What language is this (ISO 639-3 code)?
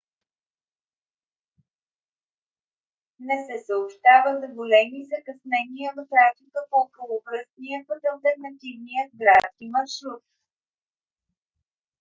bul